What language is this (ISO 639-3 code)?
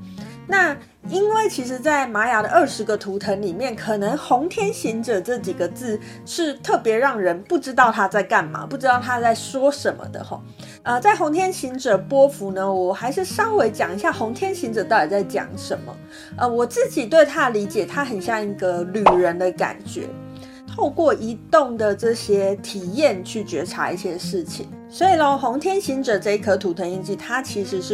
zho